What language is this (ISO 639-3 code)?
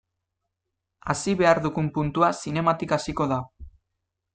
eus